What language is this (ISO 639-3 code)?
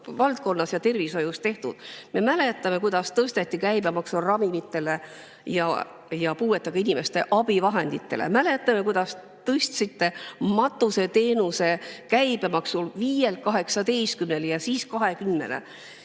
est